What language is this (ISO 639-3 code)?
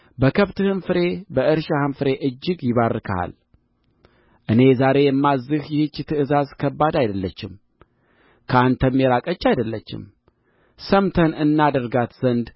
amh